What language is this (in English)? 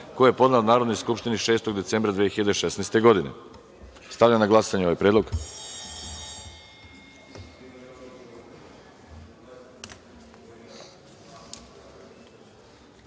Serbian